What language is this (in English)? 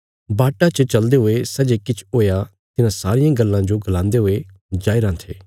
Bilaspuri